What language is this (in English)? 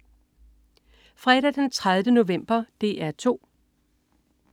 Danish